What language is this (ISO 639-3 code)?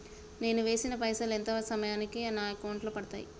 tel